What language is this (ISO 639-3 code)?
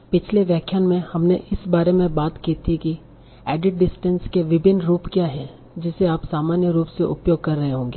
hin